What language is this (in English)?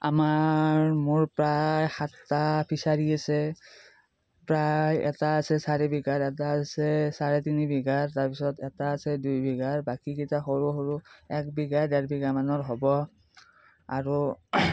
Assamese